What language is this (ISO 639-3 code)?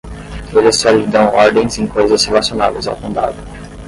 por